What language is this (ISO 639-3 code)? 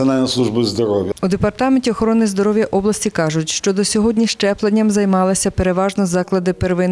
ukr